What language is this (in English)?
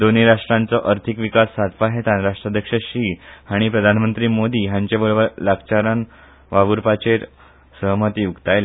Konkani